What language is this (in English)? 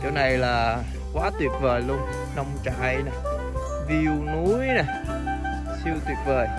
Vietnamese